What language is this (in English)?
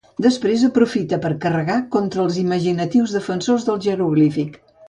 Catalan